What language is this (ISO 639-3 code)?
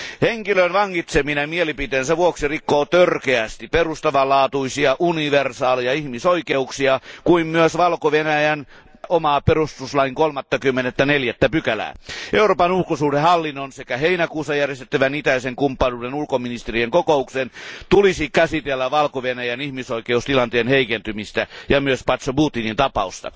fin